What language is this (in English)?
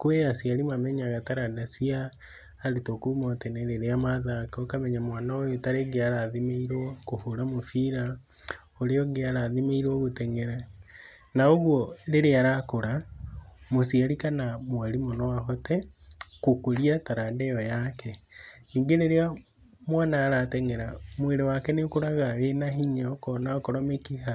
Kikuyu